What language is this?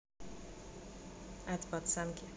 Russian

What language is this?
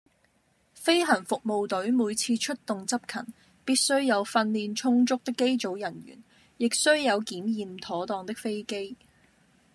Cantonese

